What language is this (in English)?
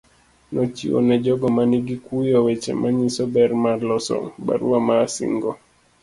Luo (Kenya and Tanzania)